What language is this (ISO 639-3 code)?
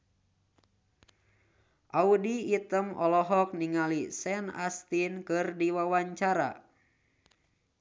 sun